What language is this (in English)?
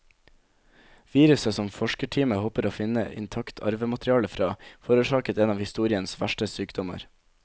Norwegian